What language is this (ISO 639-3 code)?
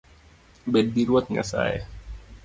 luo